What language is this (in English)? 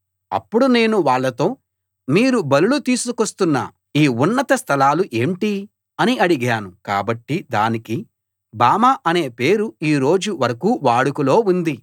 Telugu